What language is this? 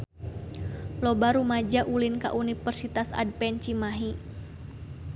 Sundanese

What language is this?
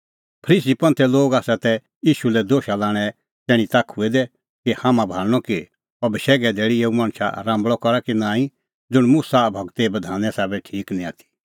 Kullu Pahari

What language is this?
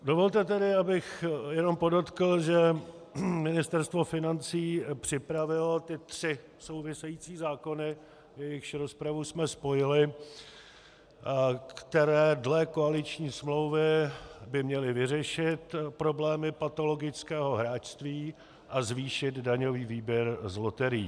Czech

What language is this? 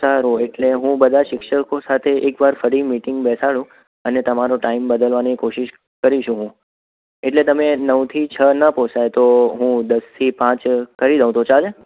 Gujarati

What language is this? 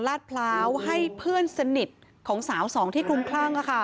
Thai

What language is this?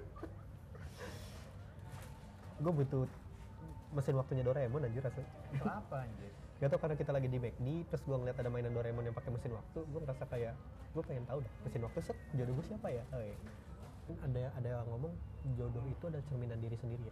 Indonesian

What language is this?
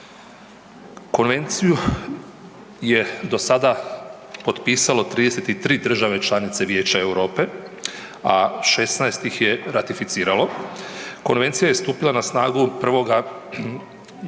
Croatian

